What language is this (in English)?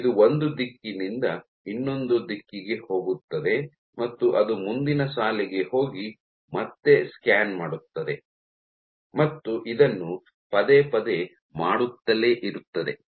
Kannada